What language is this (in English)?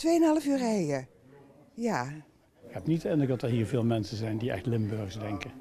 Dutch